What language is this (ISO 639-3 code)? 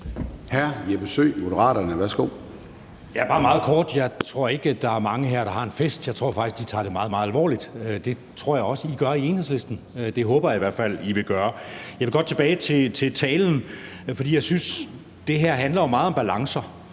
dan